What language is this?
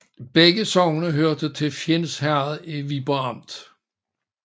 Danish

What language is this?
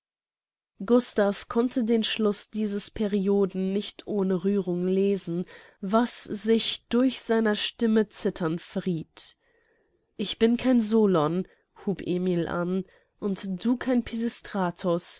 German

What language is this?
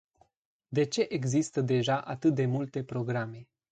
Romanian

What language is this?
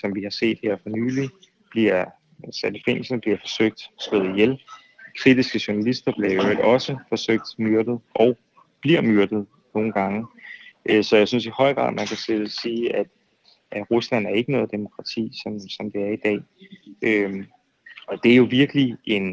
Danish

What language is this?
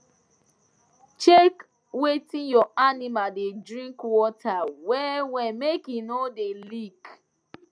Nigerian Pidgin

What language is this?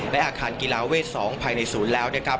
Thai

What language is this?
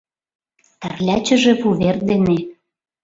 Mari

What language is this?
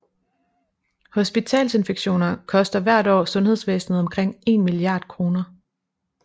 Danish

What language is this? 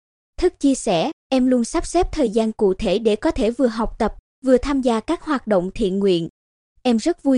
Vietnamese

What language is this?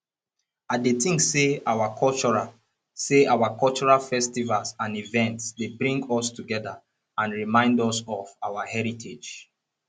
Nigerian Pidgin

